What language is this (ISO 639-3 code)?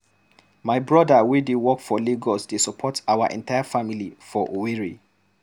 pcm